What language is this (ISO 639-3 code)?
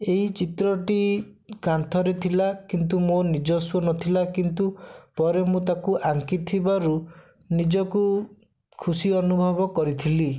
ori